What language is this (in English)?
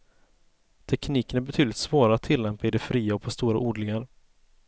Swedish